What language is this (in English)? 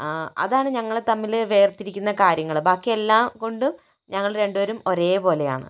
Malayalam